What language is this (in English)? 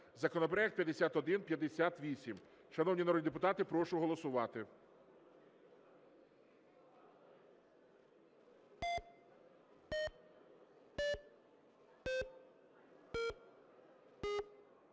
Ukrainian